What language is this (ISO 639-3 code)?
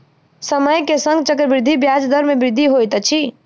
mai